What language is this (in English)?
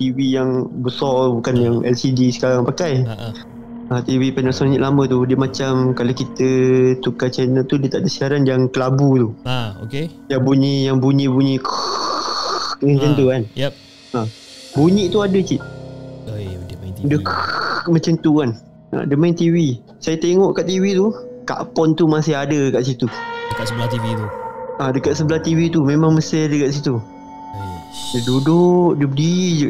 Malay